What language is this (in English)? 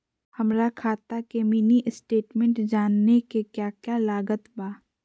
Magahi